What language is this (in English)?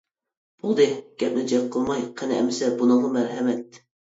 Uyghur